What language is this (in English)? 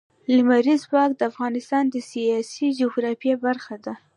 Pashto